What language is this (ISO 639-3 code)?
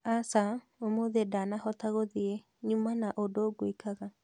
kik